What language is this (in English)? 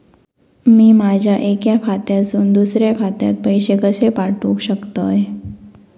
Marathi